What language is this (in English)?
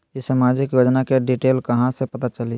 Magahi